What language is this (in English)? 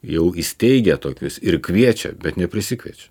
Lithuanian